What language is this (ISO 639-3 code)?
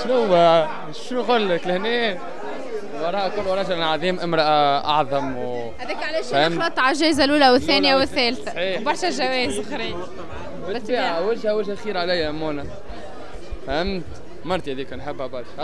ara